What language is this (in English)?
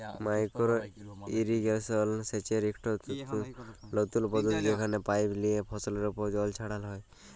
Bangla